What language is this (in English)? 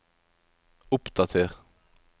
Norwegian